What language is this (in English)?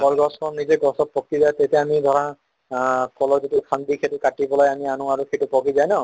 Assamese